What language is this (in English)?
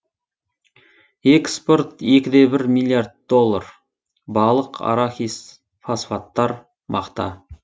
Kazakh